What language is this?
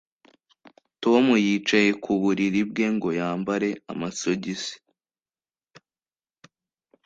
Kinyarwanda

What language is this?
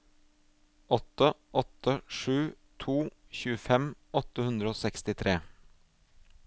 Norwegian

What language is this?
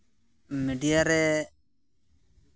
Santali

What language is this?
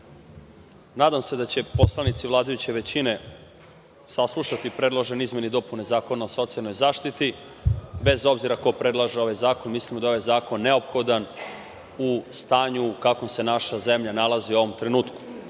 Serbian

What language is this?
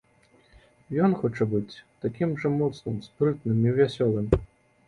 Belarusian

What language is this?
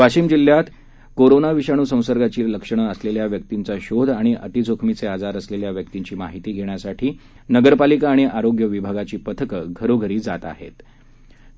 Marathi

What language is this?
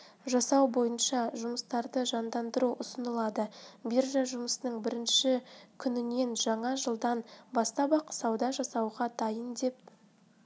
Kazakh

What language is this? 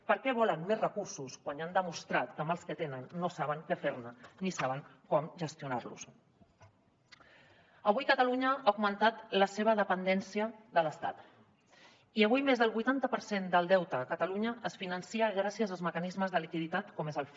Catalan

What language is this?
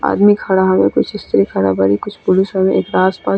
Bhojpuri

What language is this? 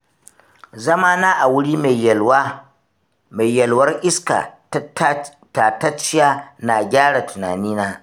Hausa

